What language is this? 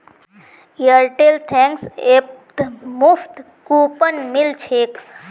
Magahi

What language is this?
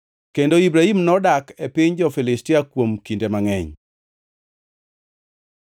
Luo (Kenya and Tanzania)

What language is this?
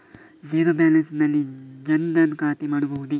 Kannada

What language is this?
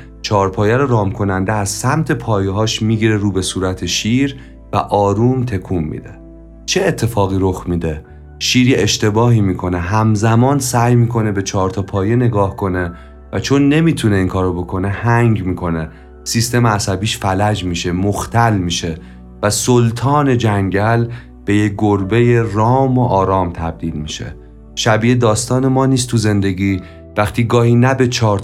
Persian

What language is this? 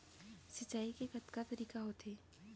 Chhattisgarhi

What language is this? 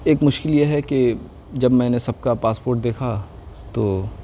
Urdu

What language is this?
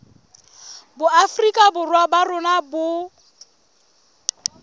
Southern Sotho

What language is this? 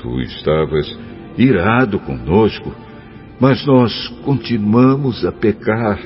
Portuguese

